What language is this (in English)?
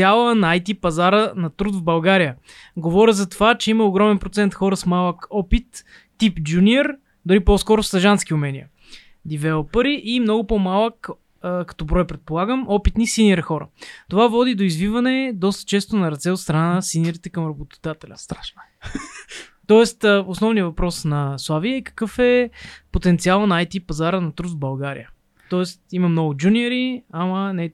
Bulgarian